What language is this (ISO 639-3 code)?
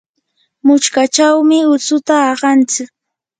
qur